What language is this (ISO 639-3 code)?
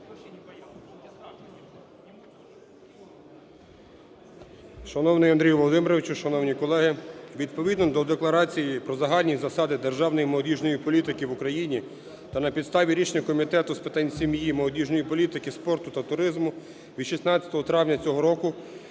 ukr